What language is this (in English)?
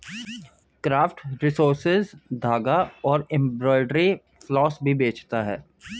Hindi